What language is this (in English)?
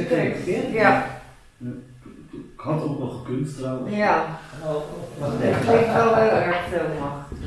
Dutch